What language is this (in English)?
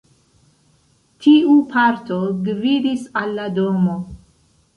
Esperanto